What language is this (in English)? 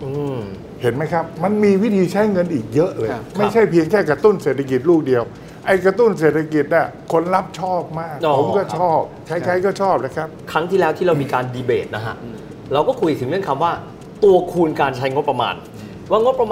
Thai